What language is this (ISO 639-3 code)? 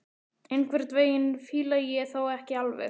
isl